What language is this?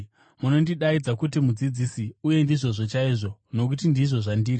Shona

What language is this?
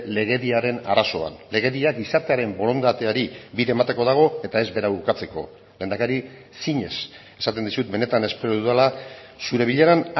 Basque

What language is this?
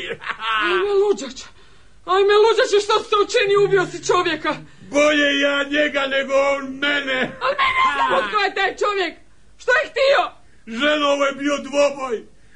Croatian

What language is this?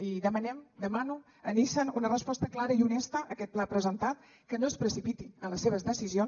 Catalan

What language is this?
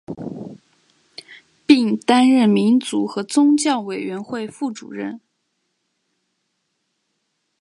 Chinese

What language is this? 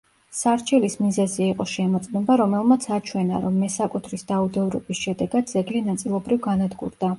Georgian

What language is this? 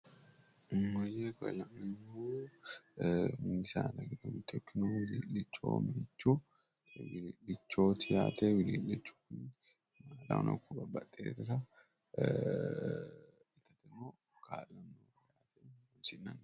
Sidamo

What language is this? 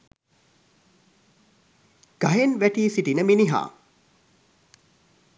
Sinhala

